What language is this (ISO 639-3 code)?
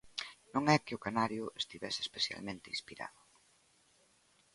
glg